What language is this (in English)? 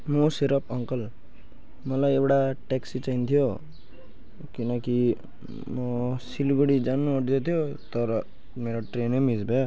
Nepali